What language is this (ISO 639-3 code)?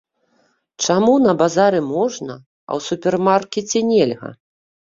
bel